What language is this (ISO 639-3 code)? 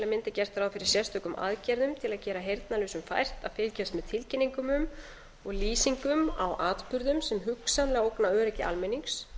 isl